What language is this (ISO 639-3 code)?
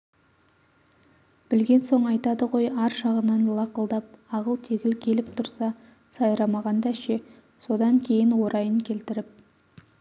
kaz